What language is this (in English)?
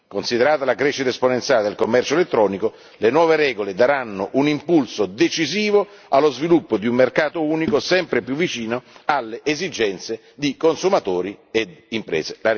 Italian